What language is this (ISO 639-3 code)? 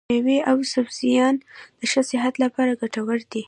pus